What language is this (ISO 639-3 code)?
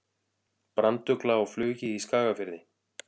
isl